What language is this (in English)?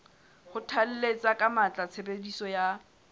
Southern Sotho